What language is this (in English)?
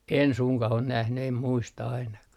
Finnish